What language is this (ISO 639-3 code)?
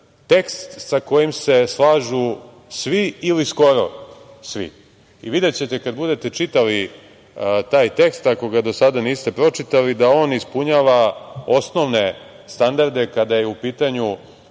srp